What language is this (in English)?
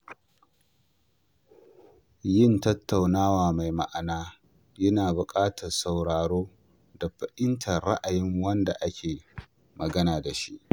Hausa